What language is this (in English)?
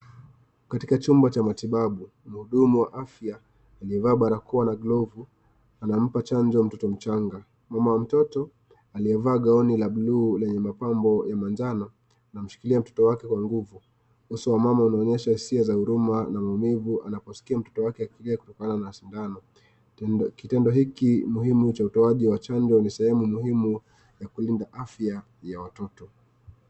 Swahili